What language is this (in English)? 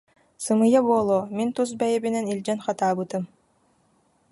Yakut